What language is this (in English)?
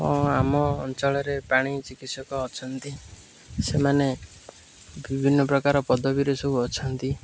Odia